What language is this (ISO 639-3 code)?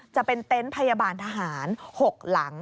tha